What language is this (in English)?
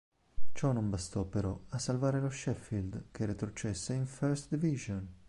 Italian